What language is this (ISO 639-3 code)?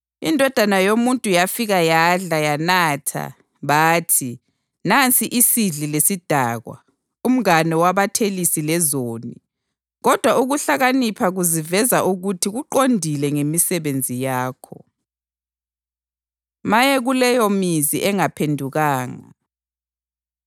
nde